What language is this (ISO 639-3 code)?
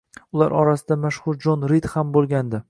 uzb